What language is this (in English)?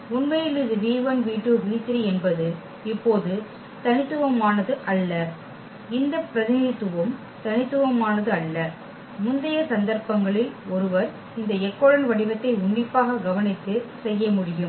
Tamil